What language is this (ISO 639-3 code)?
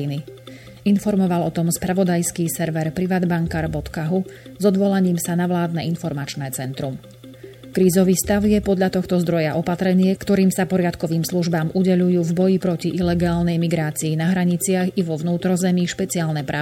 slk